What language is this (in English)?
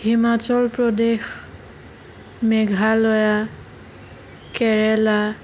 Assamese